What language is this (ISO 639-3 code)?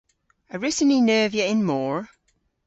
cor